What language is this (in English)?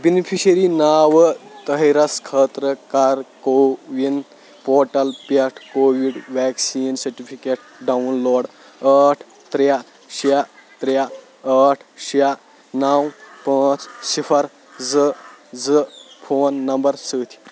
Kashmiri